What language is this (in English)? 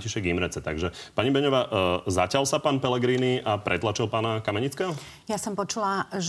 Slovak